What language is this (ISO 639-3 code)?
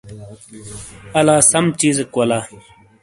scl